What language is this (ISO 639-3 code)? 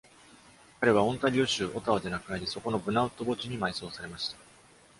jpn